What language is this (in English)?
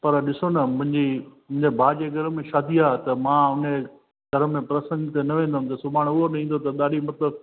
Sindhi